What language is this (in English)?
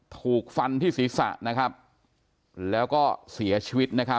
Thai